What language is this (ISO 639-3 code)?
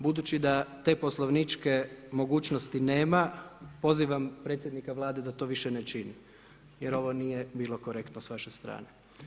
hrv